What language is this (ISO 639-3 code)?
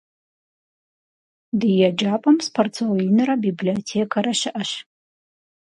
kbd